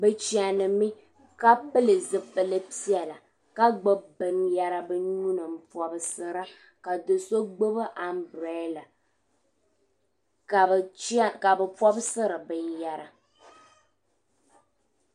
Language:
Dagbani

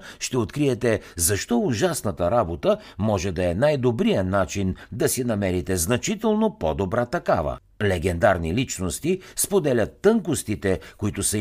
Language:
Bulgarian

